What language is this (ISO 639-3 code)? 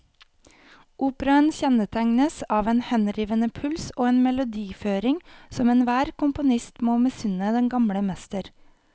nor